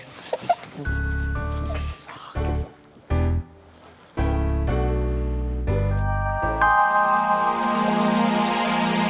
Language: Indonesian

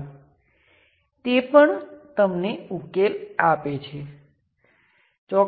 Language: Gujarati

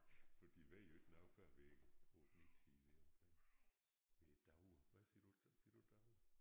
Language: Danish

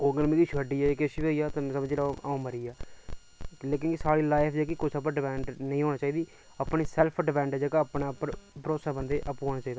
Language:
Dogri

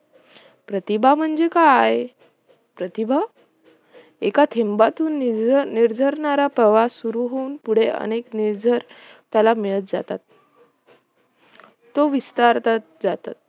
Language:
Marathi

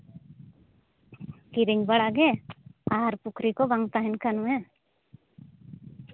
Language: Santali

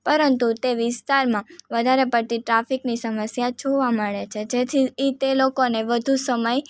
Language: Gujarati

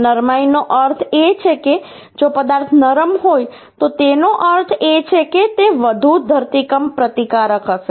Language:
Gujarati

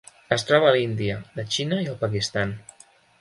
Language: Catalan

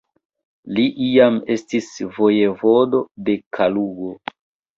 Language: Esperanto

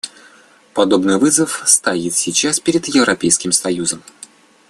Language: Russian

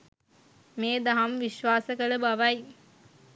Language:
Sinhala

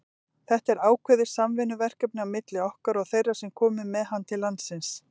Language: Icelandic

